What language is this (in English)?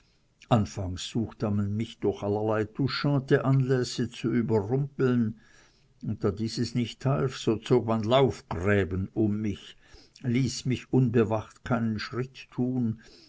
German